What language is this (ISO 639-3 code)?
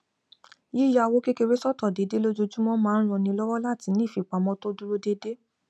yor